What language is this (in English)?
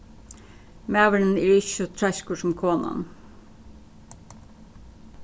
Faroese